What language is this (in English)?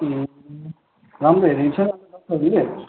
Nepali